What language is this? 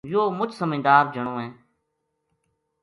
Gujari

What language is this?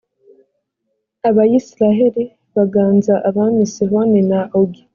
Kinyarwanda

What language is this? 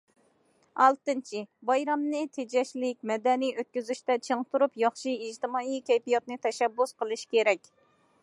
Uyghur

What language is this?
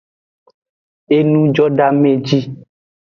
Aja (Benin)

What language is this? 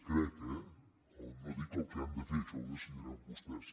Catalan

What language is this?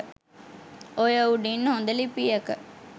Sinhala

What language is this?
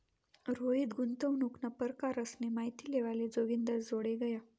Marathi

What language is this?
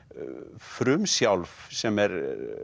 Icelandic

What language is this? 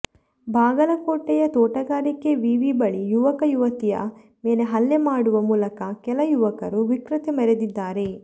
Kannada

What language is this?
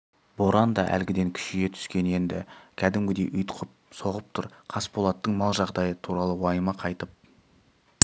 Kazakh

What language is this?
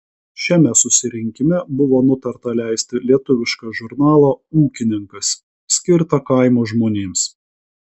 Lithuanian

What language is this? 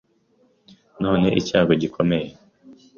Kinyarwanda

